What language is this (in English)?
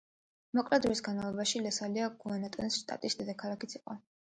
Georgian